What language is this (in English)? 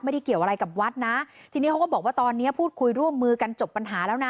Thai